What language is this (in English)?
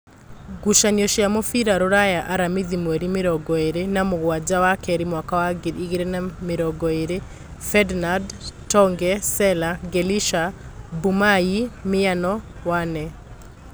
Kikuyu